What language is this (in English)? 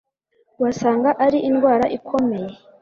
Kinyarwanda